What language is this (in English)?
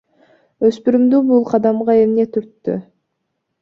Kyrgyz